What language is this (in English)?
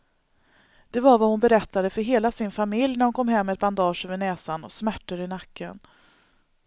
Swedish